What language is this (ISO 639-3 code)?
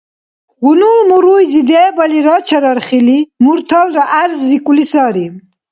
dar